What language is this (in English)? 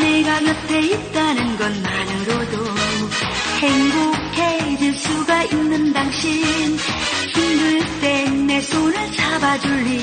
Korean